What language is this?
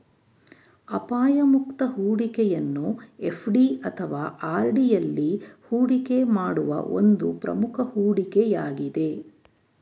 Kannada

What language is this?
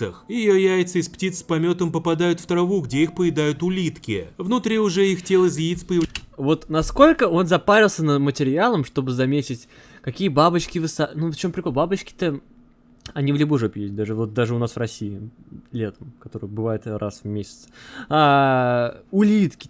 Russian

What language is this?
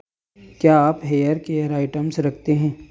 Hindi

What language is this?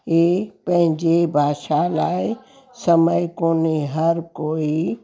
Sindhi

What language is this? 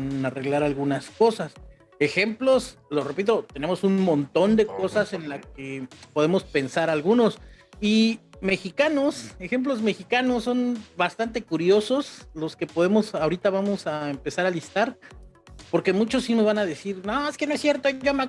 Spanish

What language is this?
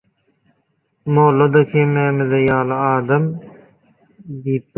Turkmen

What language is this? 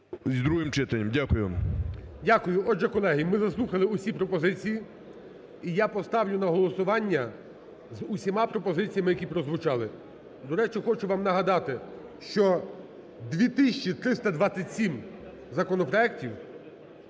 Ukrainian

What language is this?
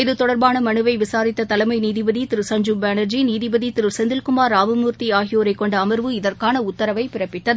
Tamil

